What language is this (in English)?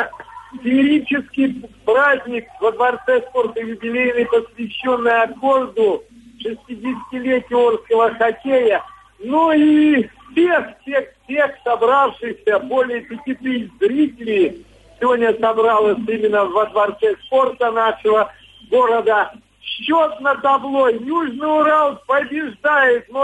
Russian